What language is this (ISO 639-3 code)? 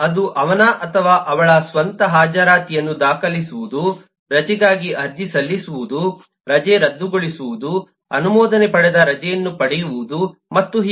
kan